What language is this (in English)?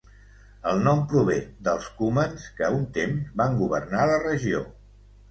Catalan